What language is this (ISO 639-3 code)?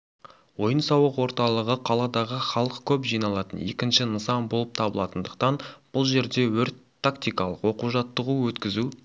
kaz